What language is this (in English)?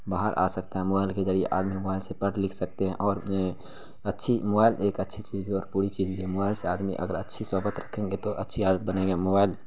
Urdu